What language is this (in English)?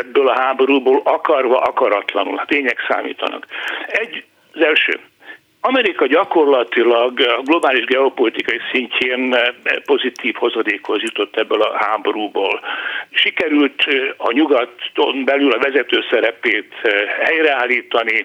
Hungarian